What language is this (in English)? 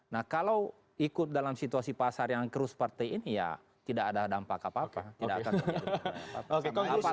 Indonesian